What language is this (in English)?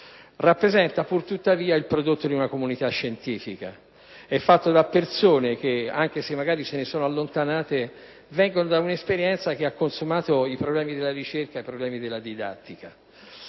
Italian